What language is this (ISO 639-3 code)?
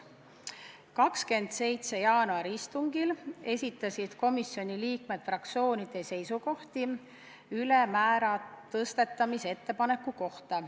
est